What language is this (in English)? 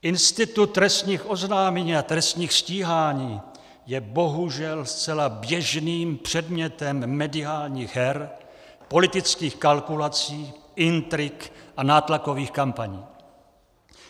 Czech